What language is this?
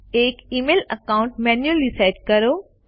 Gujarati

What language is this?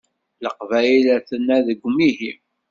Kabyle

